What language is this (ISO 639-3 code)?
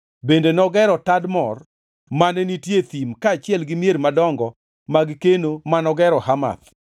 luo